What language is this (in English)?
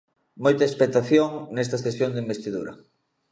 Galician